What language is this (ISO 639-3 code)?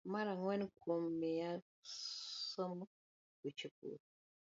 luo